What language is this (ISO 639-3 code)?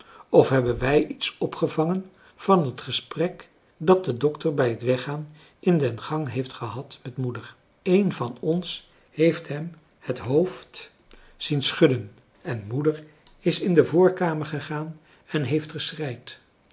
nld